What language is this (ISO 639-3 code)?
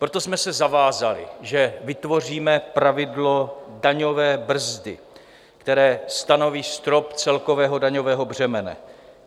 ces